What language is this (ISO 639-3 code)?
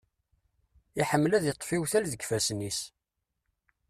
kab